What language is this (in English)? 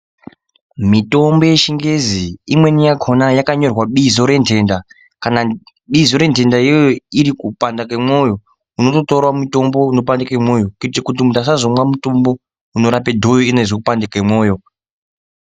Ndau